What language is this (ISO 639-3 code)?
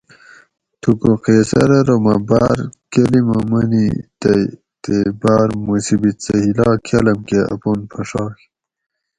gwc